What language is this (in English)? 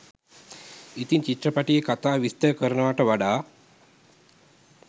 Sinhala